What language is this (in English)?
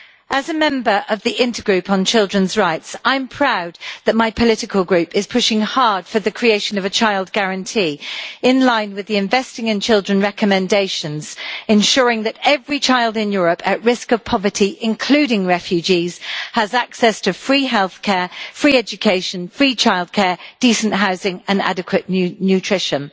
English